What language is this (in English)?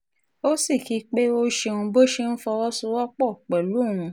Yoruba